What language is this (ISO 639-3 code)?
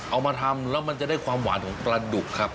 tha